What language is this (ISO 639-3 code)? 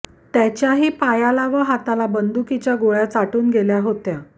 mar